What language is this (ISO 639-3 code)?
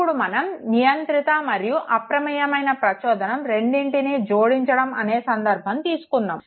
tel